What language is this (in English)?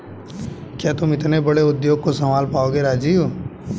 Hindi